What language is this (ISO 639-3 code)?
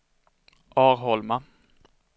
swe